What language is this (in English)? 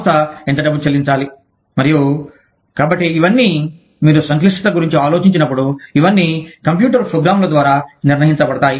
Telugu